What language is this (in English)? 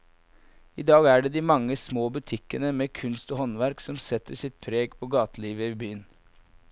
Norwegian